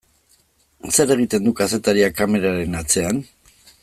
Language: Basque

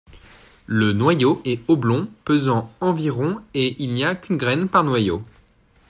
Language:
French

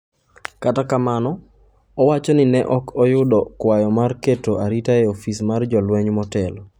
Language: Luo (Kenya and Tanzania)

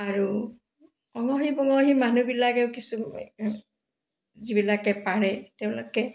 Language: Assamese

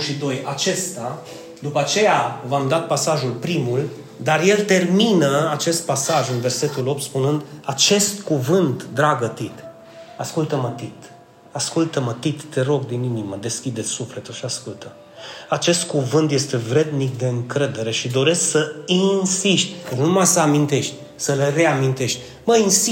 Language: Romanian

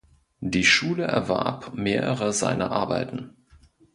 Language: German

